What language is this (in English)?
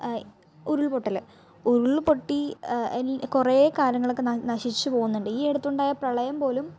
Malayalam